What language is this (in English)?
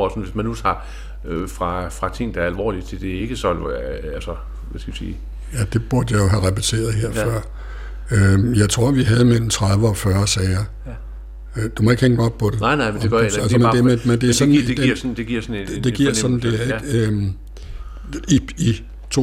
Danish